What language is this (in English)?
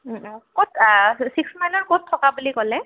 Assamese